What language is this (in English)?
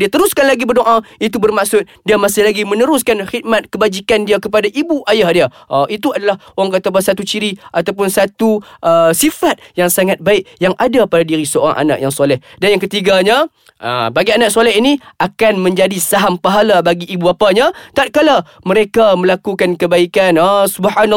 Malay